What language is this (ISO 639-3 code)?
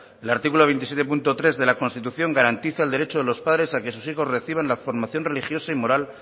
spa